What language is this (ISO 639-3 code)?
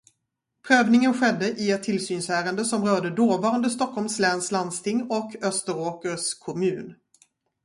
swe